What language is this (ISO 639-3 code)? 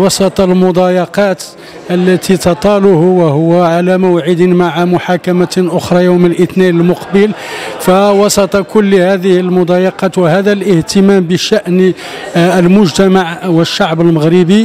ara